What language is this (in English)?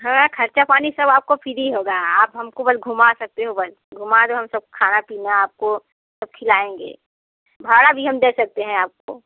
Hindi